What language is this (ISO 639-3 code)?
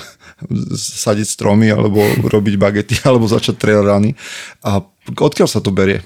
slk